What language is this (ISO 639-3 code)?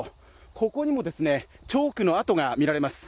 jpn